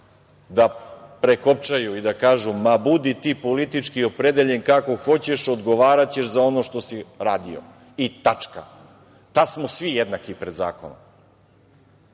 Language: Serbian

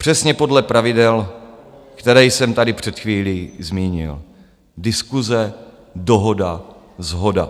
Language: Czech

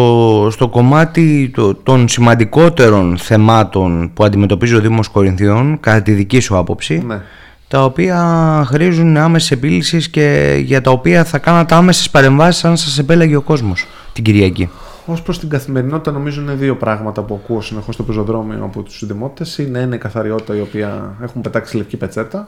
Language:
Greek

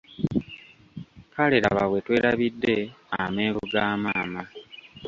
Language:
Ganda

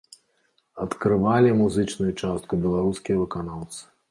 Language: Belarusian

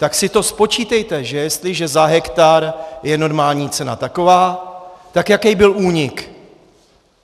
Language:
Czech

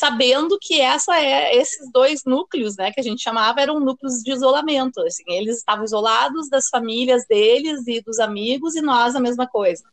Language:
Portuguese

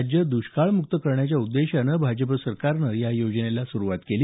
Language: Marathi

